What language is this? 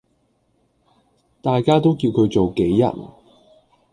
Cantonese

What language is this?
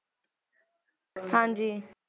Punjabi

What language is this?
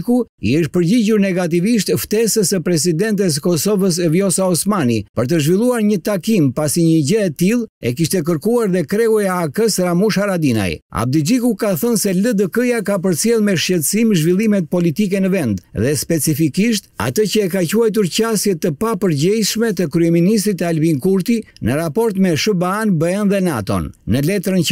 Romanian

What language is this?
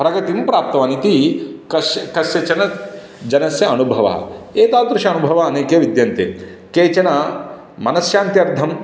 Sanskrit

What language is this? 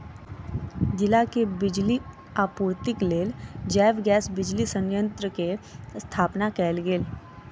Maithili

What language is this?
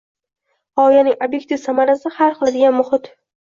Uzbek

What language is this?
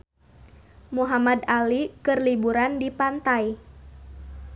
Sundanese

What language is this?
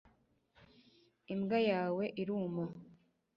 Kinyarwanda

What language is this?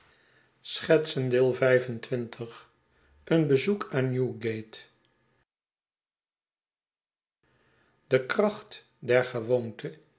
Dutch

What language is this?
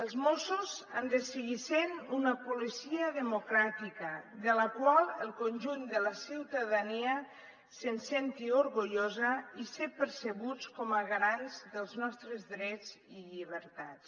Catalan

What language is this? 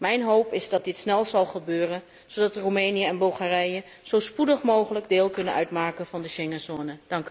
Dutch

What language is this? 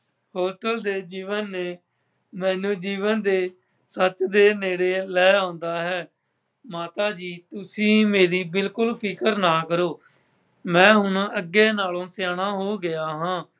Punjabi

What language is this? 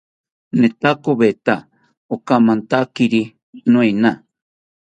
South Ucayali Ashéninka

